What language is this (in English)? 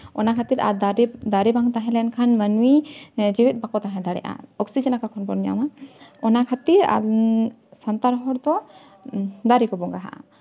Santali